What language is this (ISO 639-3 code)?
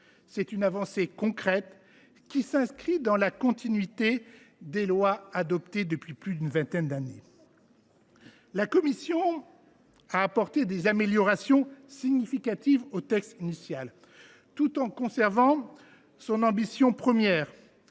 fra